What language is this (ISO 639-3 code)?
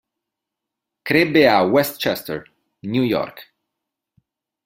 ita